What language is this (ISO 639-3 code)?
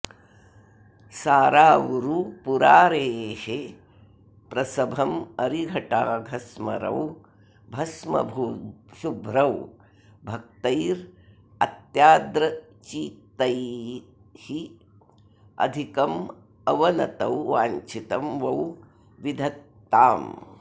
san